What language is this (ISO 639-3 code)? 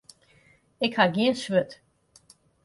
fry